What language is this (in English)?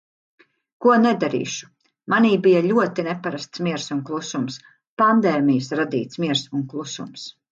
Latvian